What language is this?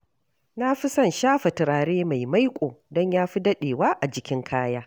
Hausa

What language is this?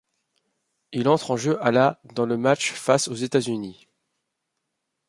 French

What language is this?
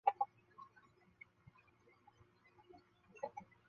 Chinese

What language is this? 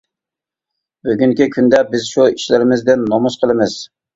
Uyghur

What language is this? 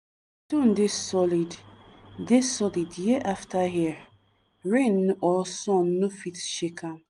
Nigerian Pidgin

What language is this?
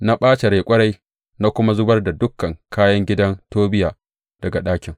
Hausa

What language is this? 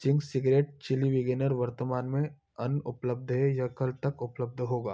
Hindi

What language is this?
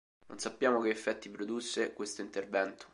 Italian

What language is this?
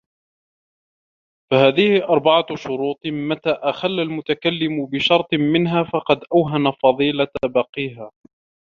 Arabic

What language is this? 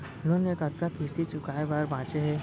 Chhattisgarhi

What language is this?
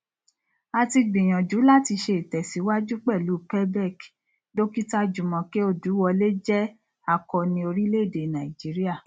Yoruba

